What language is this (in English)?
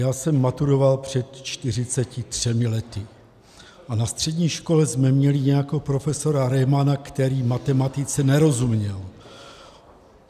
Czech